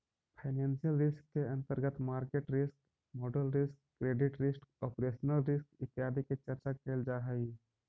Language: Magahi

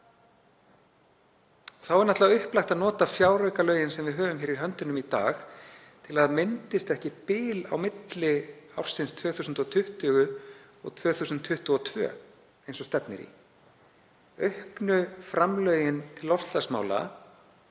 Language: Icelandic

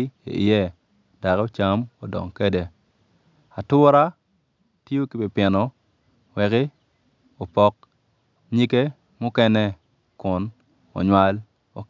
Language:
Acoli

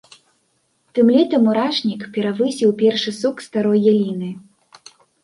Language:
Belarusian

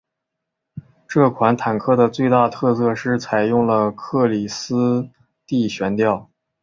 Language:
Chinese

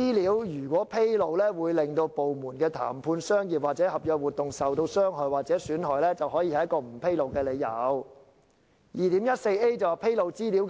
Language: Cantonese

